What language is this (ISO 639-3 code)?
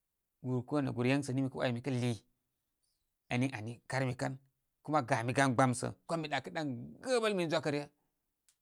kmy